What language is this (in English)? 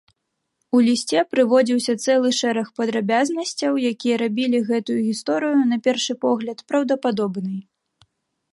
Belarusian